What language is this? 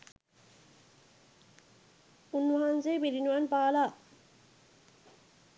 Sinhala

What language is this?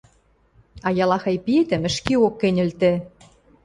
Western Mari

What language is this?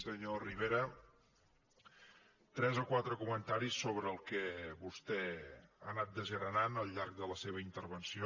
Catalan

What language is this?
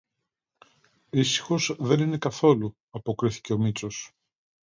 Greek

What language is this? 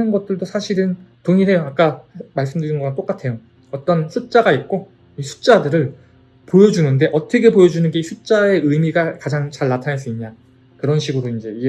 Korean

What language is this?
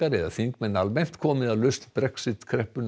Icelandic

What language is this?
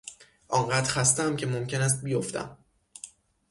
Persian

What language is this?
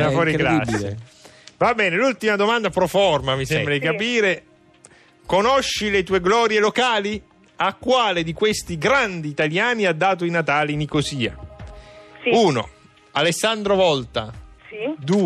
Italian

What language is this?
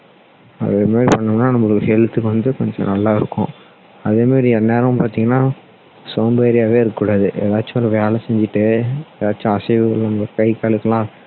Tamil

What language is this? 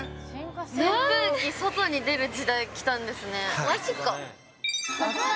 Japanese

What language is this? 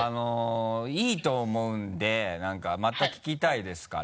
Japanese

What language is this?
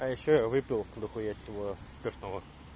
Russian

